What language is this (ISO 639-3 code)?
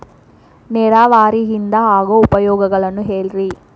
kan